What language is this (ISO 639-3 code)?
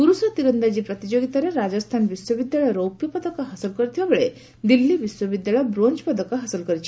ori